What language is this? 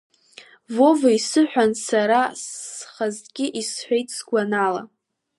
Abkhazian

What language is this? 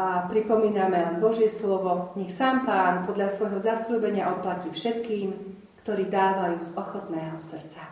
Slovak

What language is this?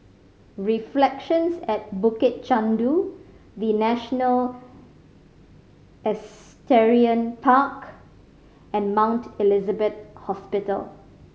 English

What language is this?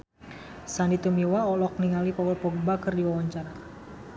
Sundanese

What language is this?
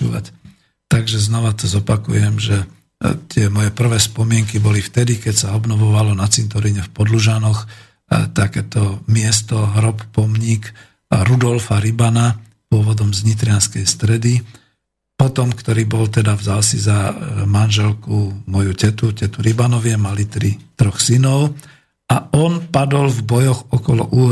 Slovak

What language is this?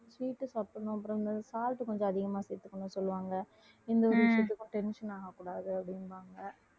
Tamil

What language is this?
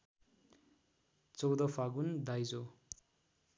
Nepali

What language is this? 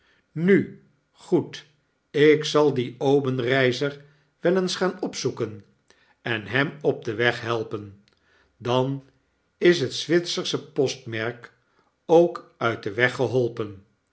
Dutch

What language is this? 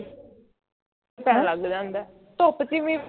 Punjabi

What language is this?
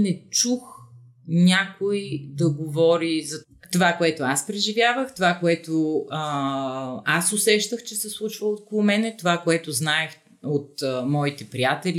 Bulgarian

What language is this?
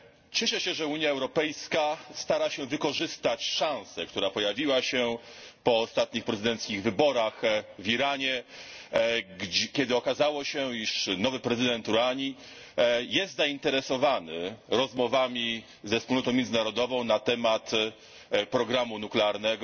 Polish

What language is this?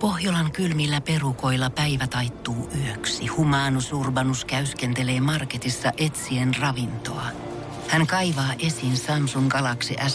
Finnish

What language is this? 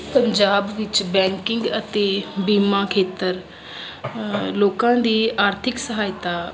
Punjabi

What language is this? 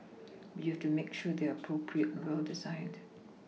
English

